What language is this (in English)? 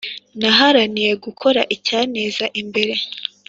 Kinyarwanda